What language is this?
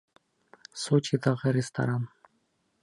Bashkir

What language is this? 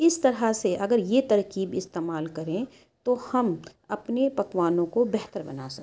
Urdu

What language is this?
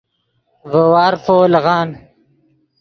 Yidgha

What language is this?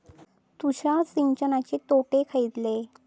Marathi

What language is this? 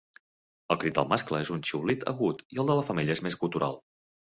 Catalan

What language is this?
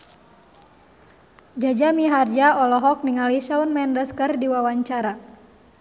Sundanese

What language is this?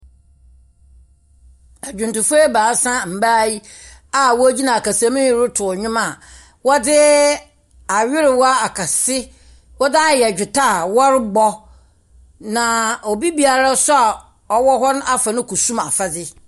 Akan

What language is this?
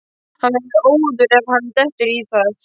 Icelandic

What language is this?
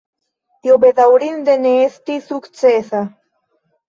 Esperanto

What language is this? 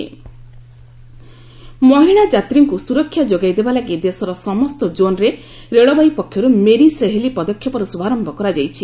Odia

